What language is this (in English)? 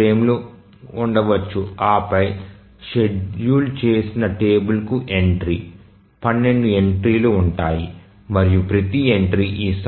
Telugu